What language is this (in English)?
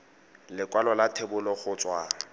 Tswana